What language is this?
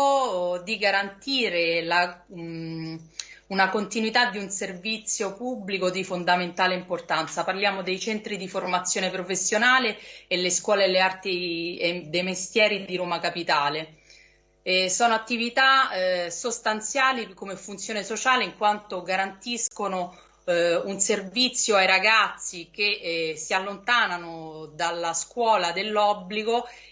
Italian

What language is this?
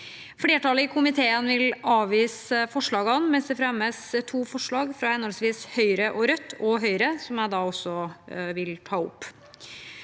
Norwegian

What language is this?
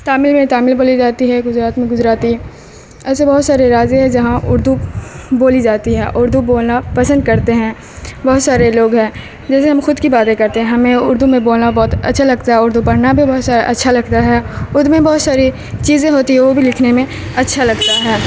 Urdu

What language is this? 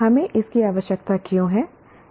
Hindi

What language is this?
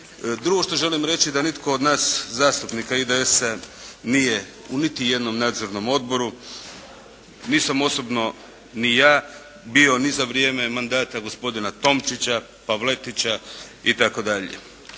Croatian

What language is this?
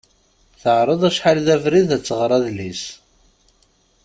Kabyle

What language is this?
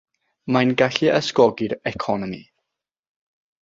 Welsh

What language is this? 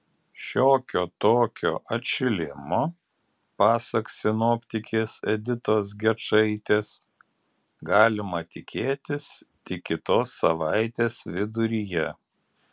Lithuanian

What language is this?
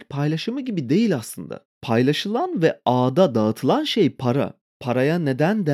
Turkish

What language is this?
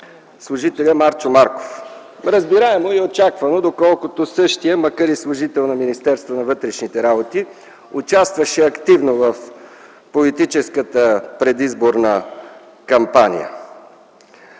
Bulgarian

